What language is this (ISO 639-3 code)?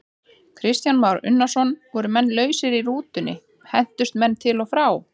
isl